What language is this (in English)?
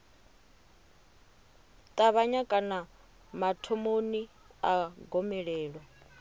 Venda